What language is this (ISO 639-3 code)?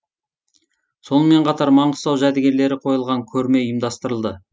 kaz